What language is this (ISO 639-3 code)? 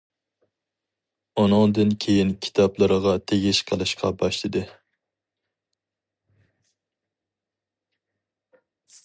uig